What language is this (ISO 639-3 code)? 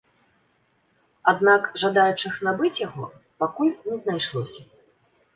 bel